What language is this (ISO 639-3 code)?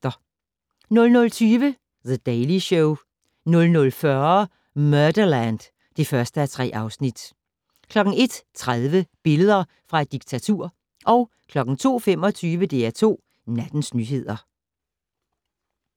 dan